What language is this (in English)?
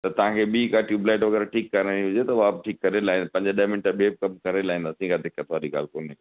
Sindhi